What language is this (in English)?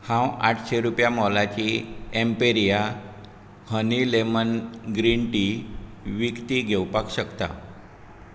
Konkani